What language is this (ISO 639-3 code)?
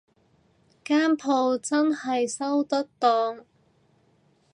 yue